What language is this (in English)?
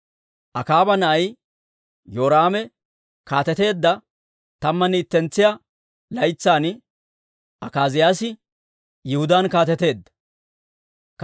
Dawro